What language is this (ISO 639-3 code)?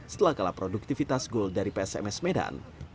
ind